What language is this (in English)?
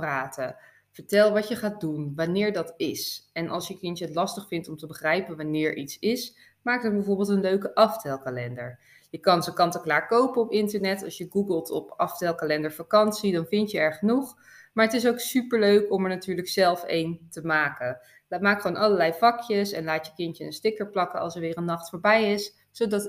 Dutch